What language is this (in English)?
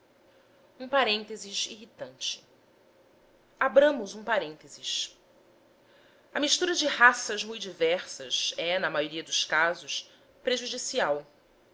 Portuguese